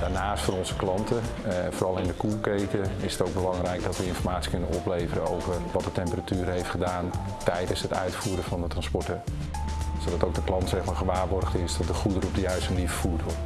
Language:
Dutch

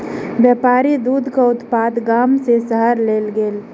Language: Maithili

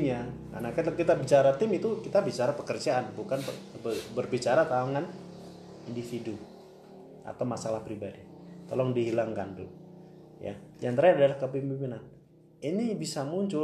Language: Indonesian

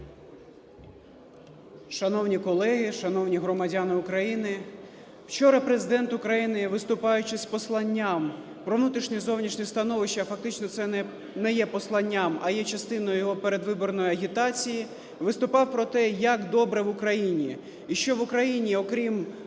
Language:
Ukrainian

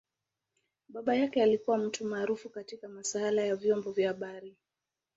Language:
Swahili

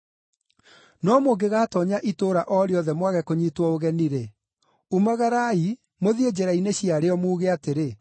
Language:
Kikuyu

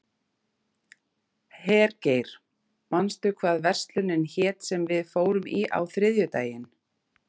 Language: Icelandic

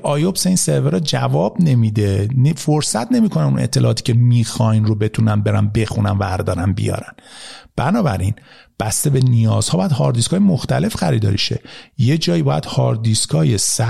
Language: Persian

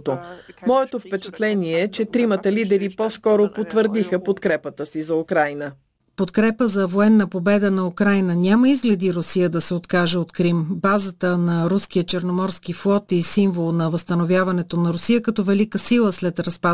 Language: Bulgarian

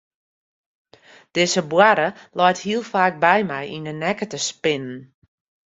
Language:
Western Frisian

